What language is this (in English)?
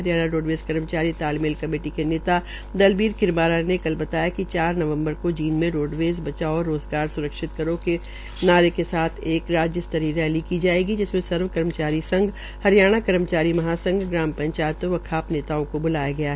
Hindi